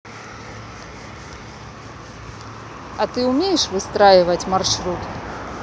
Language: Russian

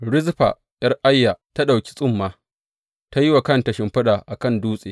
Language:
Hausa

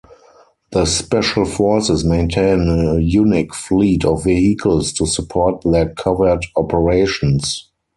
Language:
English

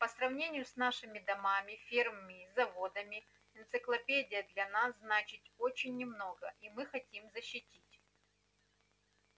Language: Russian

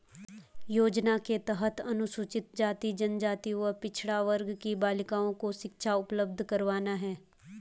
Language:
Hindi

